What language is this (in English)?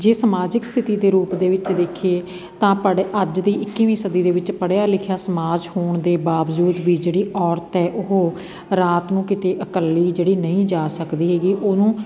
Punjabi